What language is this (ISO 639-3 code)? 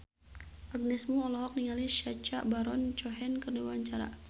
sun